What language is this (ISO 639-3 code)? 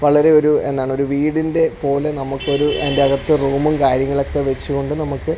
mal